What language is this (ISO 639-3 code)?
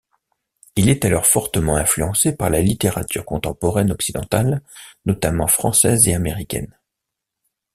fra